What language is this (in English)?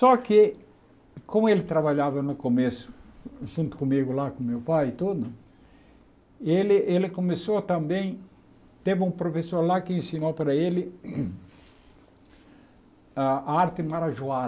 Portuguese